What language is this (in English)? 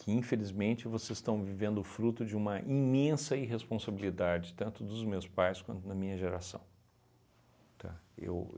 Portuguese